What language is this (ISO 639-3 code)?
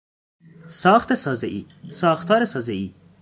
fas